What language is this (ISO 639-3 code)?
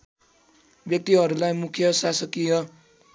nep